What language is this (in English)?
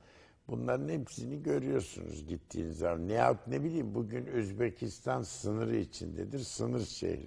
Turkish